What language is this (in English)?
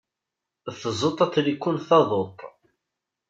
Kabyle